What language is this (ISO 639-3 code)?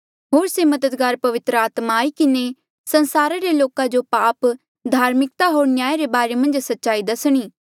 mjl